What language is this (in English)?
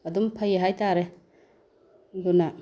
Manipuri